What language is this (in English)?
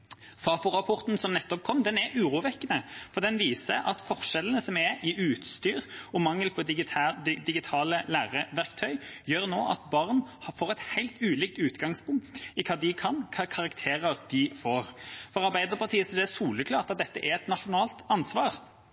Norwegian Bokmål